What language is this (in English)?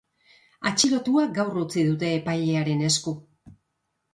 Basque